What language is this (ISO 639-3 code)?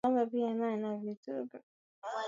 swa